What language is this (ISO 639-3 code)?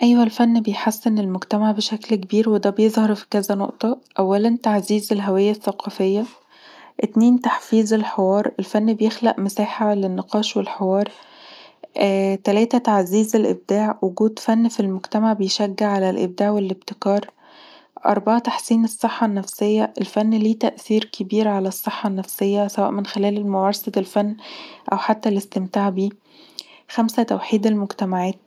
arz